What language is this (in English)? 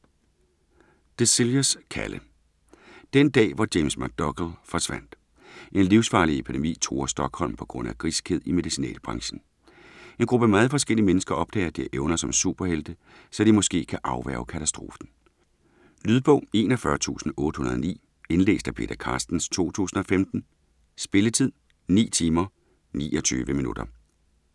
Danish